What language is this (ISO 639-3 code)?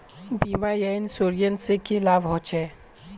mag